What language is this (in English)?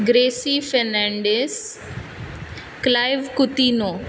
Konkani